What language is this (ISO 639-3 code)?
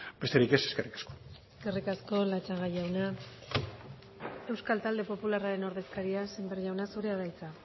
eus